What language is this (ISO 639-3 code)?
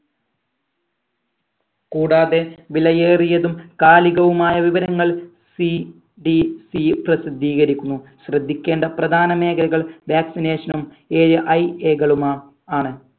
mal